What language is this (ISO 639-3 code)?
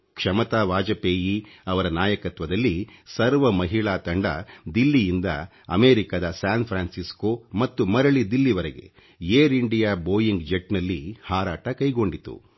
kan